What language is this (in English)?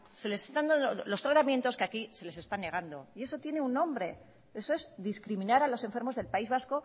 Spanish